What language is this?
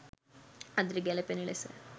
Sinhala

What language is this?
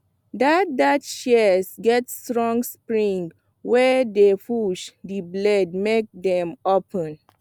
Nigerian Pidgin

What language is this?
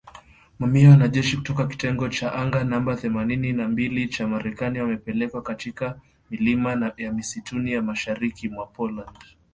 Swahili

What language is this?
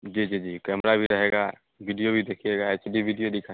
Hindi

